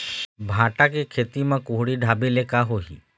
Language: Chhattisgarhi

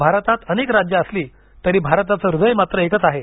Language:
Marathi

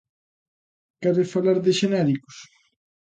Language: Galician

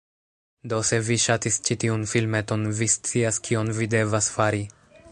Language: Esperanto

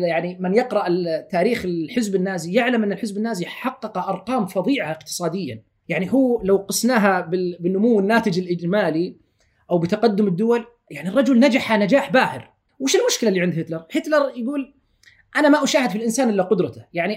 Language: Arabic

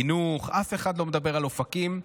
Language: Hebrew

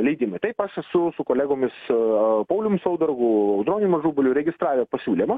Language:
Lithuanian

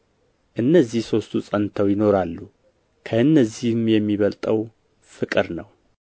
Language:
Amharic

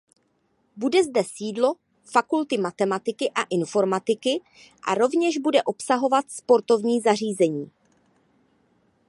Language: Czech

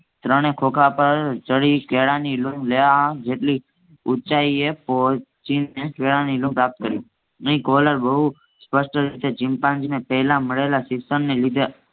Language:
Gujarati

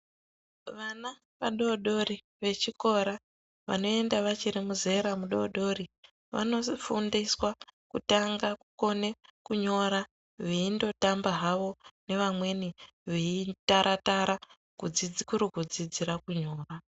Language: Ndau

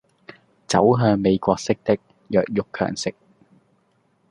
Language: Chinese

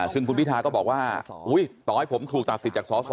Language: Thai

